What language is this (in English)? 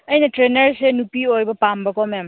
Manipuri